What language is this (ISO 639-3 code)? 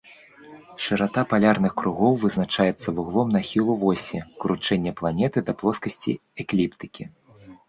bel